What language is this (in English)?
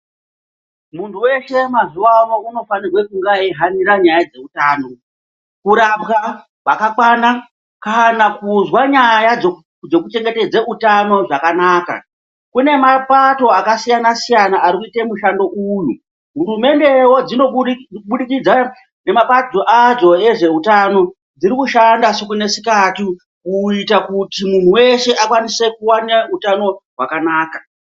Ndau